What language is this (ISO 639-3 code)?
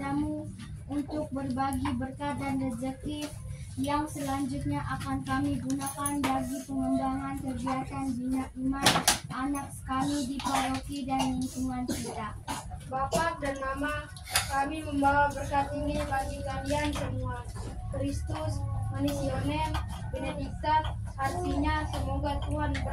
ind